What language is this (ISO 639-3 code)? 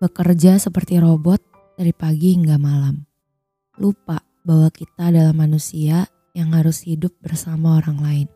ind